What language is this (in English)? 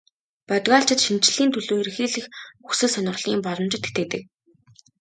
Mongolian